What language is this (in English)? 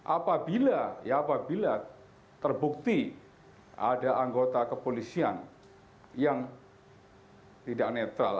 Indonesian